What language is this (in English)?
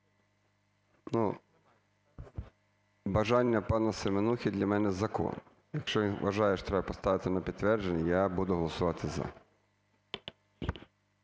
Ukrainian